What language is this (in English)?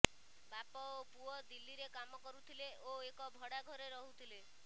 Odia